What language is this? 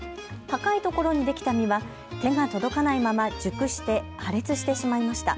Japanese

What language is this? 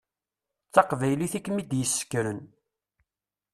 Kabyle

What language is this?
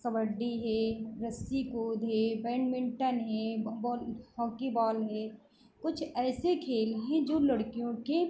Hindi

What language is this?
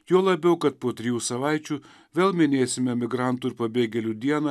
Lithuanian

